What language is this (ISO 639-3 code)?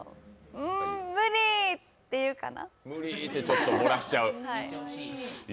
jpn